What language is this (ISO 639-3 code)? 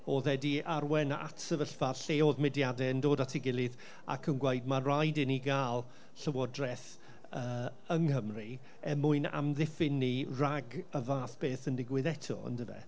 cym